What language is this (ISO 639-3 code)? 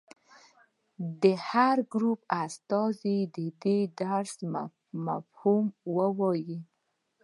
pus